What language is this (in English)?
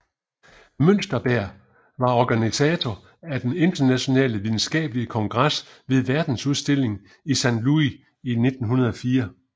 Danish